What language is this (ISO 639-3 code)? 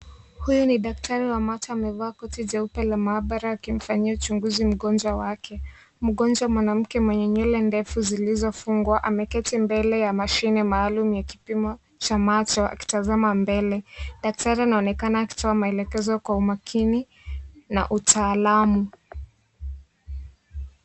swa